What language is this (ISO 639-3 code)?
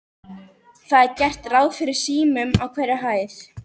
isl